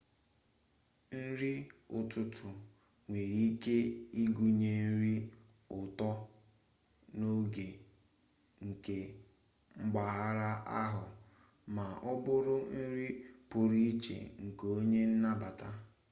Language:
Igbo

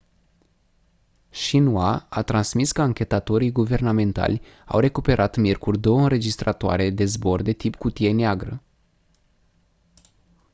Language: Romanian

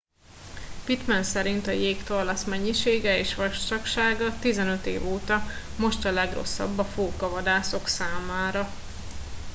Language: Hungarian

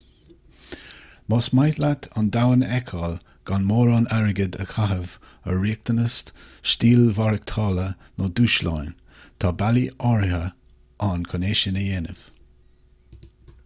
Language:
Irish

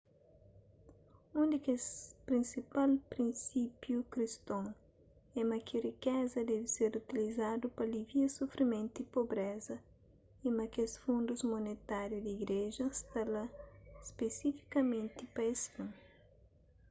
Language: Kabuverdianu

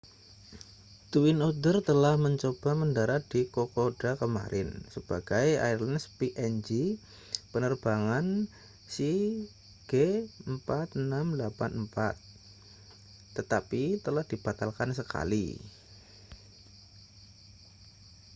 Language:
Indonesian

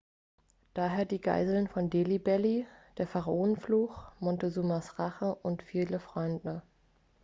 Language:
German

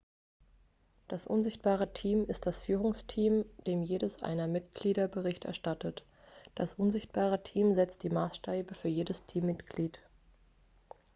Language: German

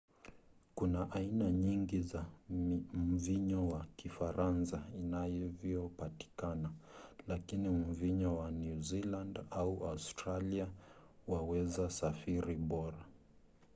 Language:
Swahili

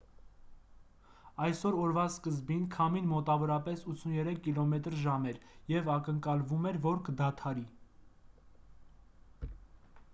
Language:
Armenian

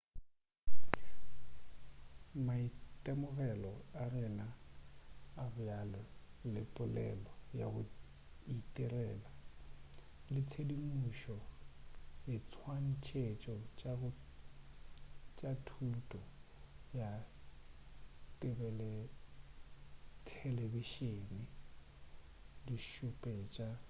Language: Northern Sotho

